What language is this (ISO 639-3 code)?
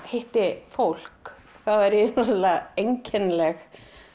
isl